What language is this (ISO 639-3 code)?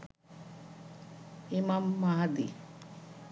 ben